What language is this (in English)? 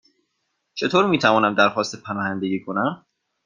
Persian